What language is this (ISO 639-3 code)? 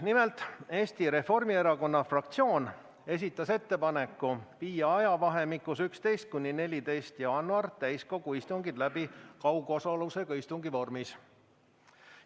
est